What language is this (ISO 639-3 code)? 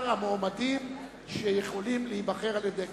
heb